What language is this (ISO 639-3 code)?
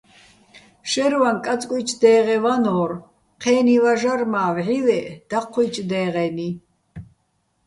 bbl